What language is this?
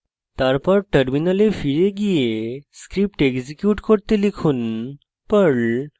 Bangla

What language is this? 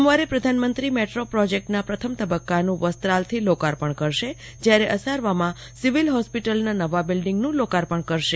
Gujarati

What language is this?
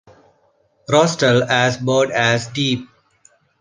English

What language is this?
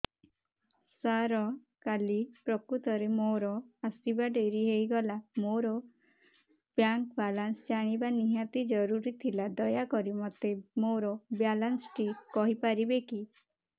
Odia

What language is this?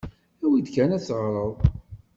Kabyle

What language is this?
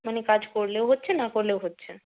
Bangla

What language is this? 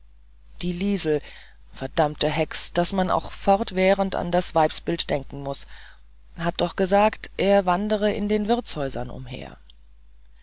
German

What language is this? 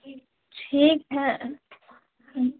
Urdu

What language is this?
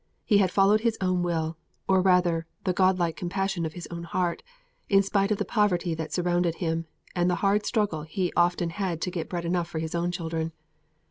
English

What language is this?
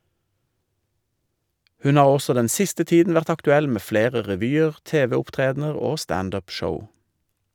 Norwegian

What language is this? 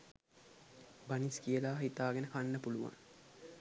Sinhala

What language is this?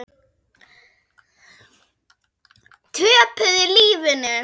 Icelandic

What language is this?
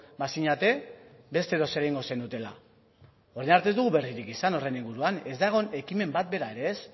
Basque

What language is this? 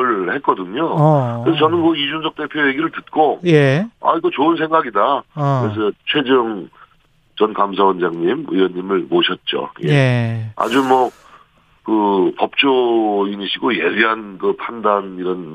Korean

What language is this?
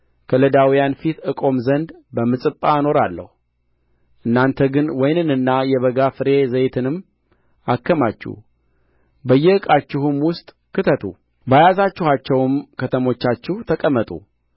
Amharic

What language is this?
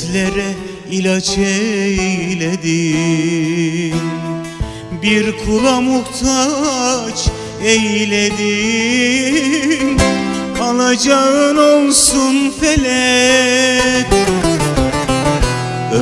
Turkish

